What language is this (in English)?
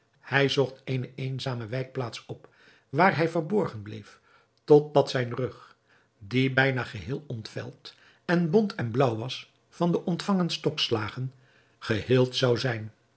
Dutch